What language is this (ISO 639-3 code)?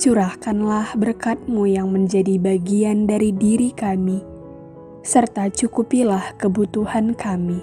ind